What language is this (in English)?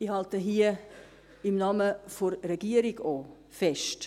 Swiss German